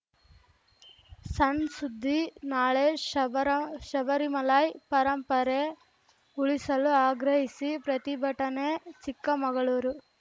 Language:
Kannada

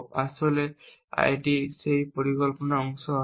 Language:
Bangla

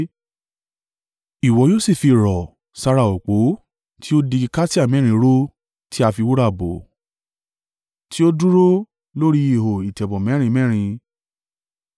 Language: Yoruba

